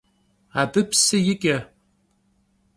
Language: Kabardian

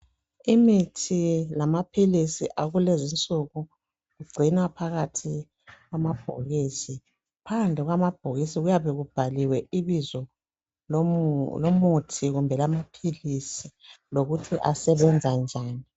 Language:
North Ndebele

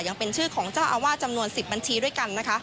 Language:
Thai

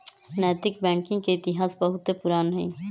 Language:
Magahi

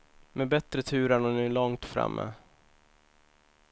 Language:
Swedish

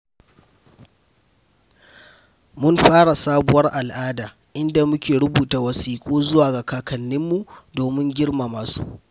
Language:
Hausa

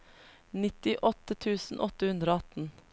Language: Norwegian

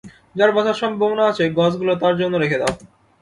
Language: Bangla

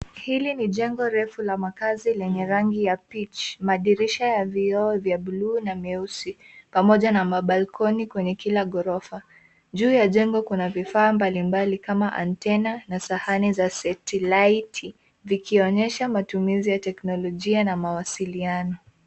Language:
Swahili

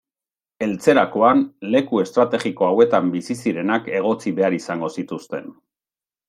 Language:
Basque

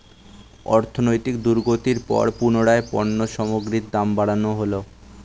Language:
Bangla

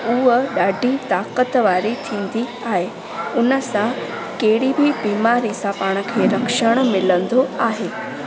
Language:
Sindhi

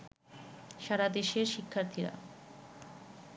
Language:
Bangla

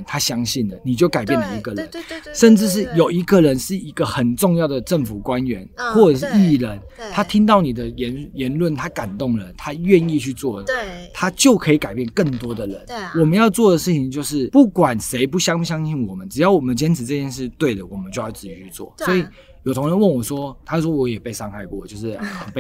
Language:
Chinese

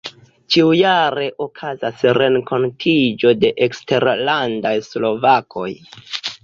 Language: Esperanto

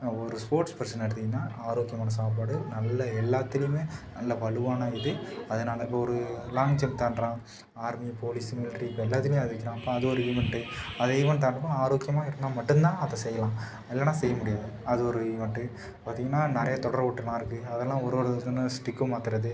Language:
Tamil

